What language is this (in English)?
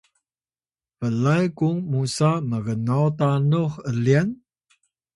Atayal